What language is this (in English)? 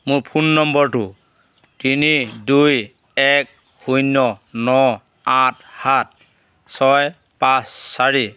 Assamese